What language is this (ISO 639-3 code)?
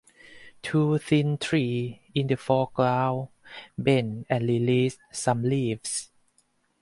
eng